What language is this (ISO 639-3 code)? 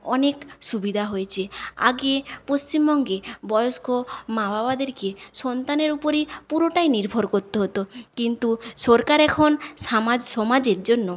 ben